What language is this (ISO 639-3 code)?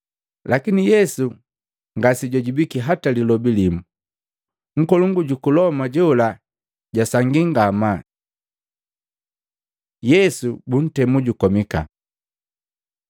mgv